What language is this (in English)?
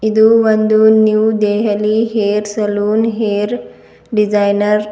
Kannada